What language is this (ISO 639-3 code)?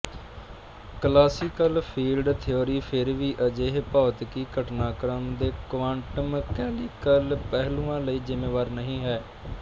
pan